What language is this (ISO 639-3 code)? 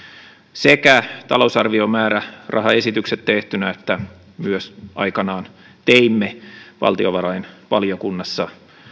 fin